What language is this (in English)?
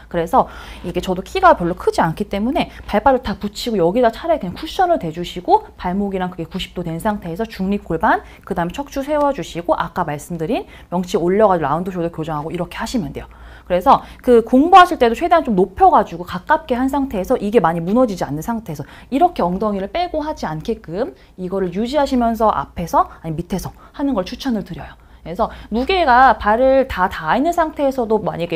Korean